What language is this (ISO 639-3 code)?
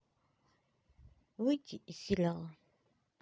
rus